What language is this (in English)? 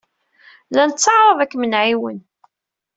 Kabyle